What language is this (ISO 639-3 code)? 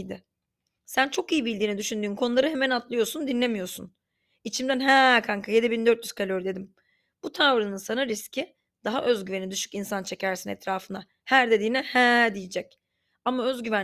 tur